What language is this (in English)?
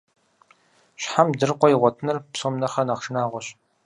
Kabardian